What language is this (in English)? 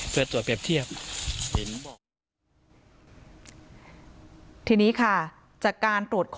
Thai